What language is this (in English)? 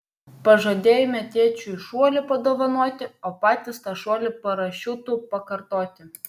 Lithuanian